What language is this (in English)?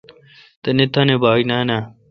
Kalkoti